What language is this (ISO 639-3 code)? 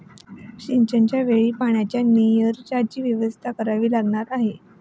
mar